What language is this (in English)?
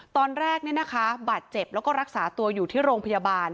Thai